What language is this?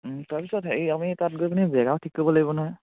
Assamese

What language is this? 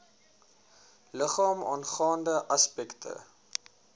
Afrikaans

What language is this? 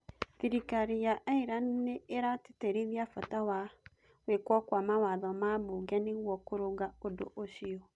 Kikuyu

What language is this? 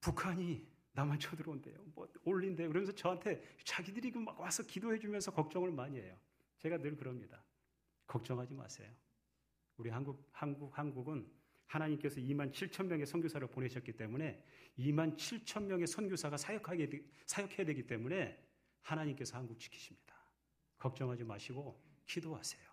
Korean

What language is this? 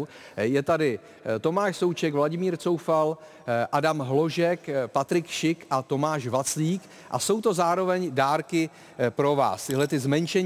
Czech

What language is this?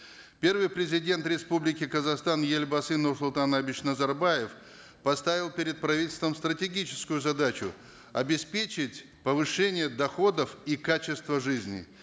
Kazakh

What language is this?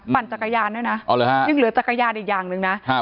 Thai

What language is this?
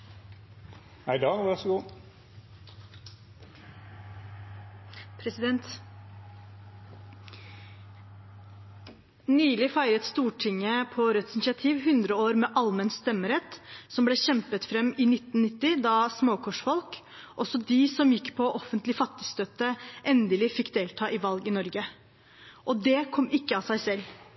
Norwegian Bokmål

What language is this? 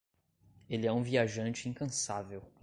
Portuguese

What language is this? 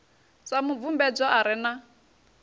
Venda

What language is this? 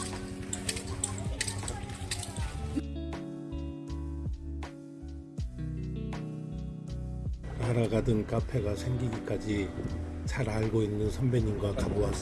Korean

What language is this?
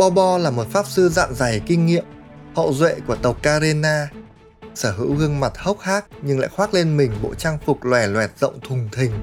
Vietnamese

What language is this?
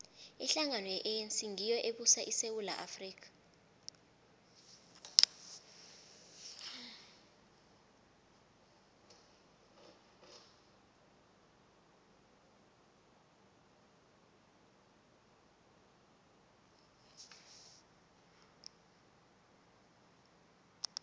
South Ndebele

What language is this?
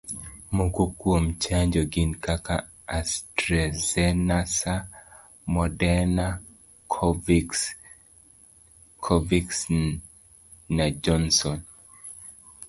Luo (Kenya and Tanzania)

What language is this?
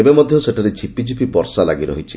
Odia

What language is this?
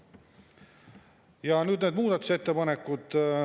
Estonian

